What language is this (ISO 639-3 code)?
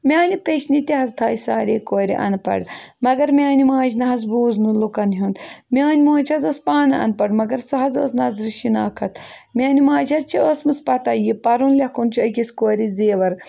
kas